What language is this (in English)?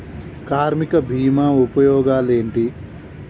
Telugu